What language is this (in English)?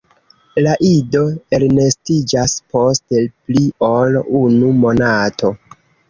Esperanto